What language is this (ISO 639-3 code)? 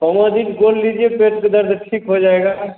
hin